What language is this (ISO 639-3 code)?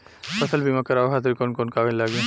bho